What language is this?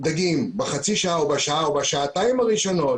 Hebrew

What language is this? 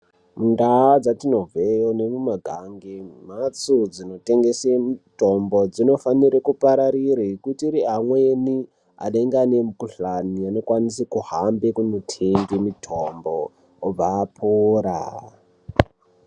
Ndau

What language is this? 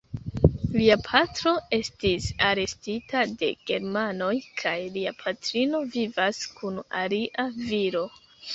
Esperanto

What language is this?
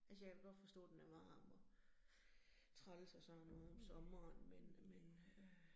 Danish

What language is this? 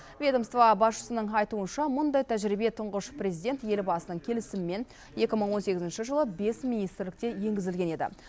Kazakh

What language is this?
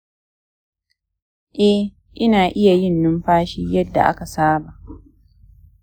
Hausa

